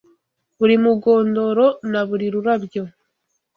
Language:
Kinyarwanda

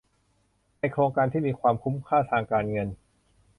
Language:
Thai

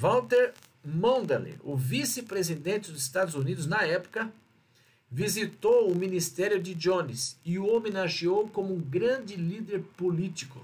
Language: Portuguese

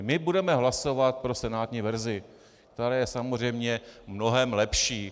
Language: Czech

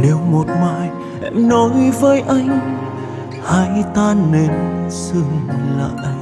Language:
Vietnamese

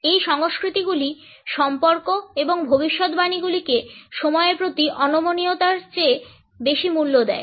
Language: Bangla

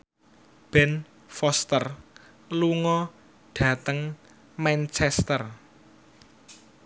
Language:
Javanese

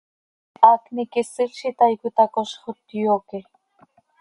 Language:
Seri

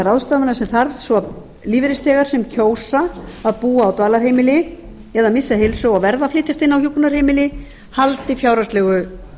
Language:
Icelandic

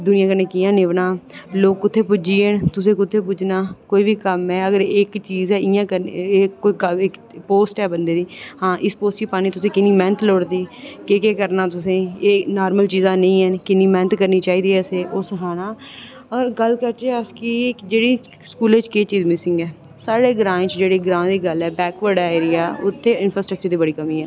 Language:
Dogri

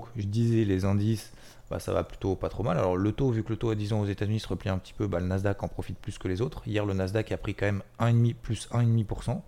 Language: French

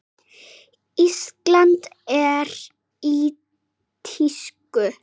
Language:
Icelandic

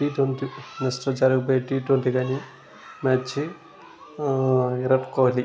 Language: Telugu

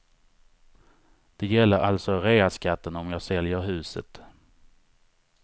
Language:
Swedish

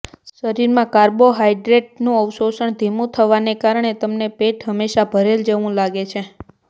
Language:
Gujarati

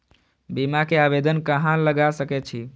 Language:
Maithili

